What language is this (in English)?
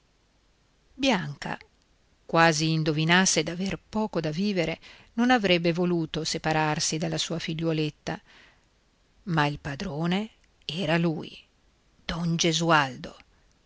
Italian